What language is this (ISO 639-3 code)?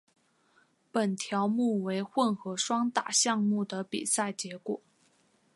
zho